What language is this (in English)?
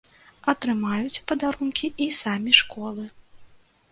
Belarusian